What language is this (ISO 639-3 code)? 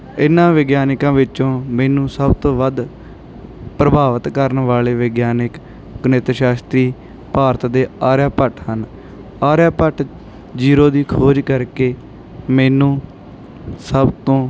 pan